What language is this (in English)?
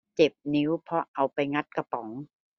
Thai